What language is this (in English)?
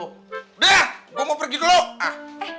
Indonesian